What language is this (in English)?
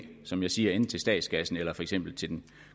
Danish